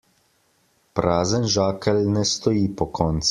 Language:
Slovenian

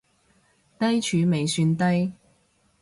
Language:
Cantonese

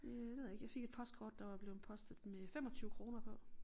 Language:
Danish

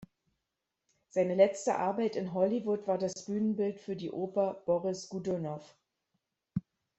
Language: German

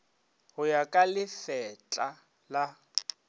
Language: Northern Sotho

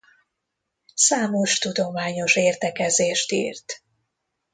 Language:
Hungarian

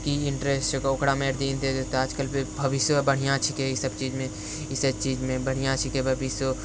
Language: Maithili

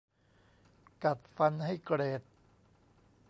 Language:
Thai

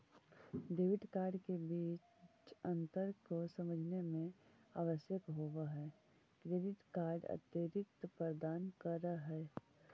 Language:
Magahi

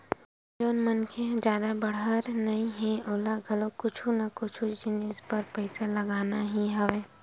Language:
Chhattisgarhi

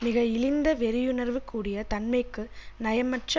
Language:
Tamil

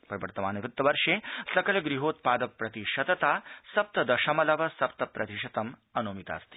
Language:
Sanskrit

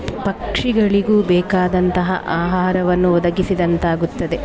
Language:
Kannada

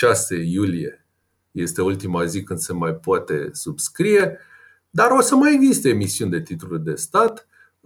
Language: Romanian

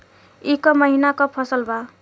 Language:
Bhojpuri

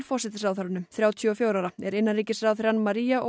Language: Icelandic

